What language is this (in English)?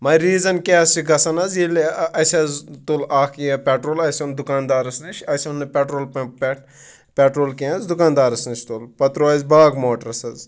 Kashmiri